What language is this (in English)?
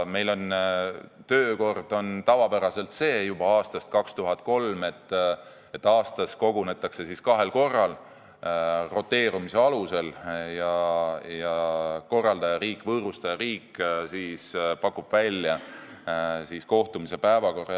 Estonian